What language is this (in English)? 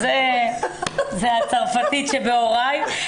Hebrew